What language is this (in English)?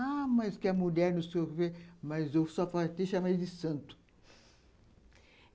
Portuguese